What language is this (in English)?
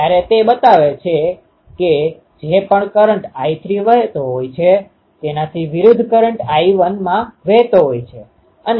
Gujarati